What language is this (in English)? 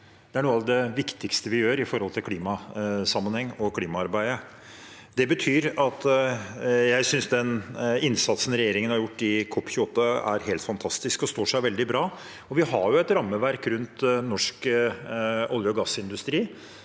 Norwegian